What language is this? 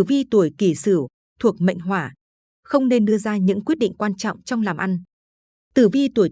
Vietnamese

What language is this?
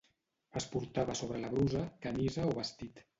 Catalan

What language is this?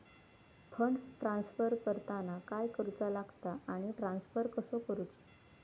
Marathi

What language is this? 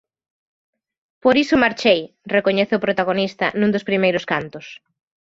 Galician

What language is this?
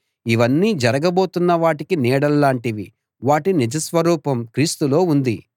Telugu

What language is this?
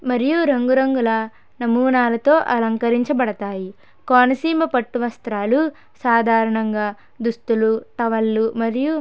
Telugu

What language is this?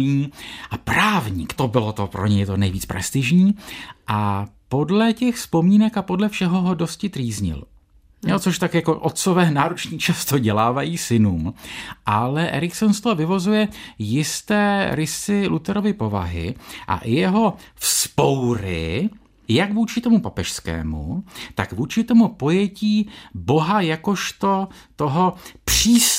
Czech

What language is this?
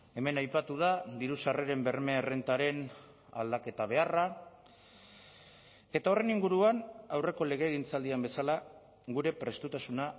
Basque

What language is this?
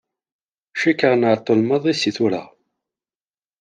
Kabyle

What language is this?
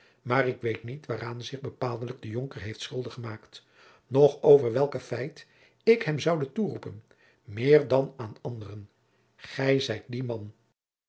Dutch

